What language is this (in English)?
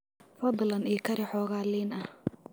Somali